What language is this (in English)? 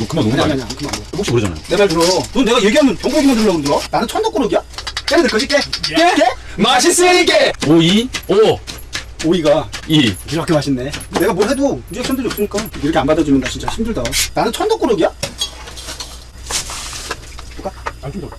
Korean